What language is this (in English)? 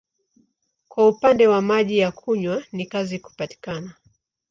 Swahili